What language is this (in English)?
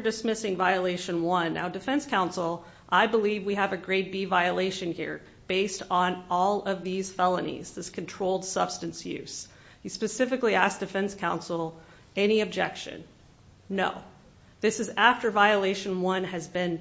English